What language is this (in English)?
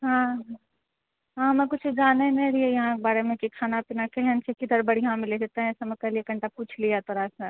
Maithili